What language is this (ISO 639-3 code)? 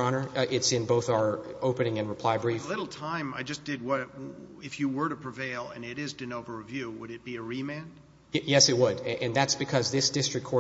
eng